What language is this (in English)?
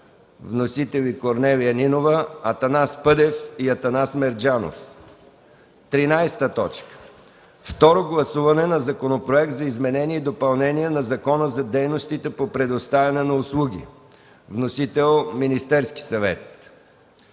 Bulgarian